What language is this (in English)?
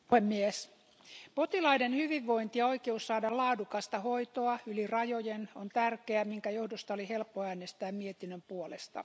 Finnish